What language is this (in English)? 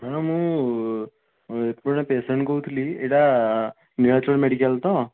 Odia